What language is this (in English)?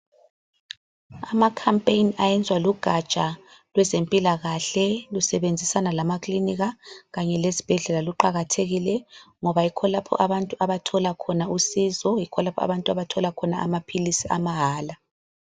North Ndebele